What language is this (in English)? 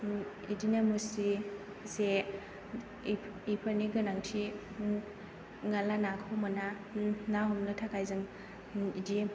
Bodo